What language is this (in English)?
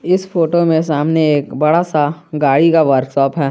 Hindi